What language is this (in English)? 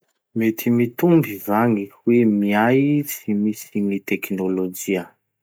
Masikoro Malagasy